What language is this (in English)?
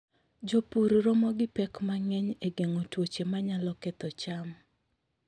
Luo (Kenya and Tanzania)